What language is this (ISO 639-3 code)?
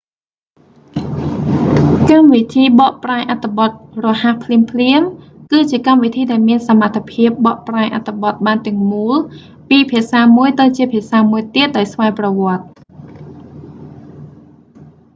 khm